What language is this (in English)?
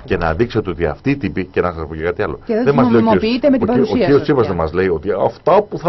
Greek